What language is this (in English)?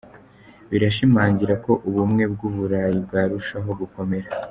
Kinyarwanda